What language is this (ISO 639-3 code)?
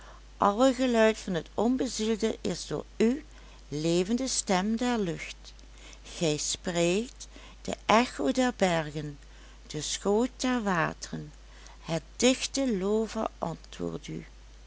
nld